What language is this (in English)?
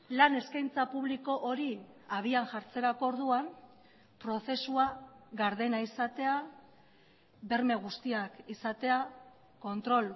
Basque